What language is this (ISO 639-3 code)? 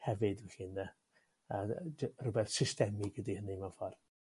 cym